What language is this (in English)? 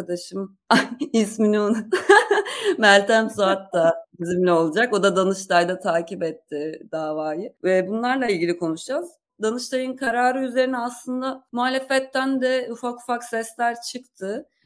Turkish